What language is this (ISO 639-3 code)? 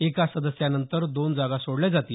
mar